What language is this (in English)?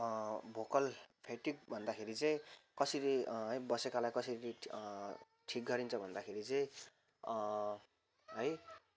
Nepali